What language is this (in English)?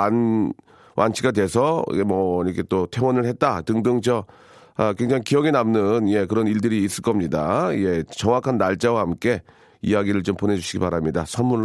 Korean